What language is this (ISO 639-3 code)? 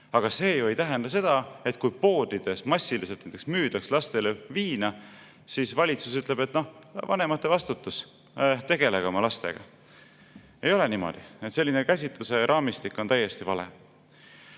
est